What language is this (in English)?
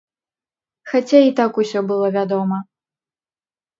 Belarusian